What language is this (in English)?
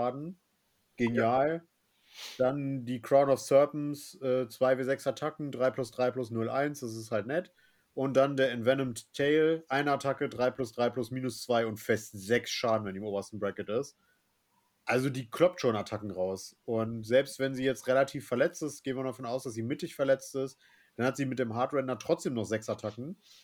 German